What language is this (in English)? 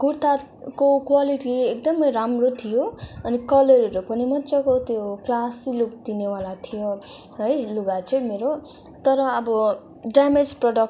Nepali